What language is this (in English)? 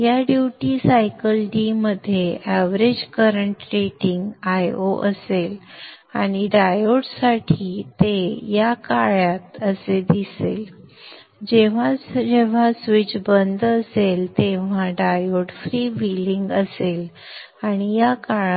Marathi